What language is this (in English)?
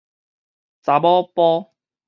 Min Nan Chinese